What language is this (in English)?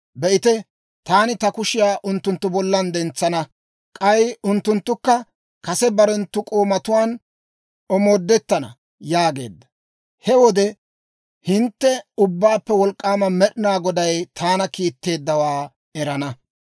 Dawro